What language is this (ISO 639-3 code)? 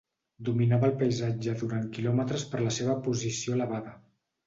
cat